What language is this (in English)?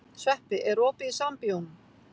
Icelandic